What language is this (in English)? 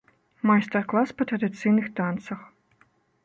Belarusian